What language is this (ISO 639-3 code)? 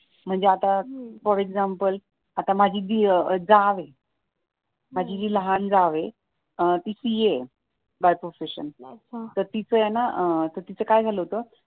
mar